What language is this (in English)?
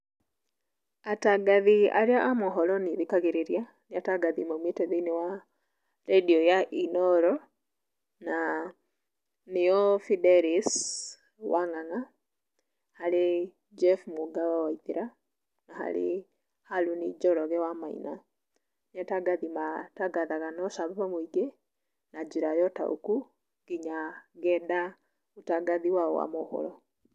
Kikuyu